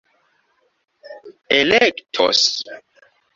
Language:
Esperanto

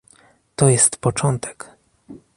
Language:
Polish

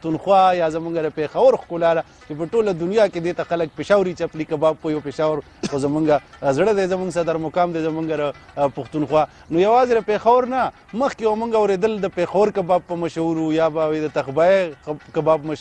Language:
Portuguese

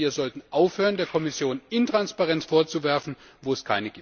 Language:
German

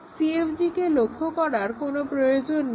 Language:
Bangla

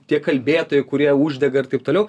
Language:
Lithuanian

